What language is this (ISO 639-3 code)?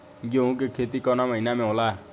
bho